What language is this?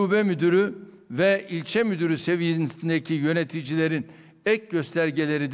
Turkish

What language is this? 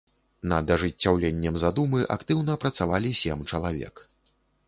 Belarusian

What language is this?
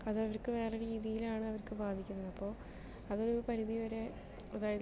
Malayalam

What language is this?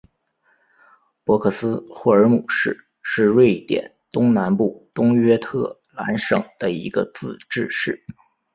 Chinese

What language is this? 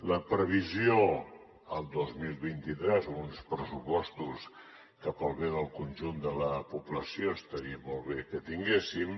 Catalan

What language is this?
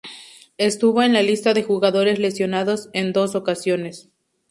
Spanish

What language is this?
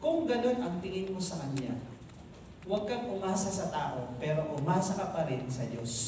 Filipino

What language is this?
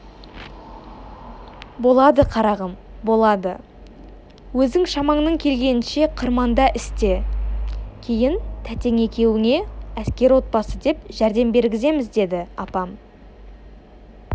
Kazakh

